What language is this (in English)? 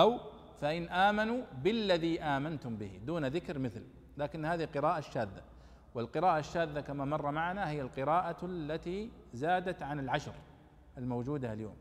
Arabic